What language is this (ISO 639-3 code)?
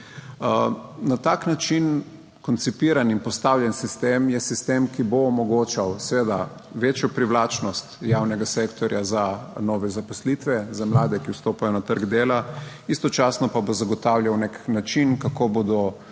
slv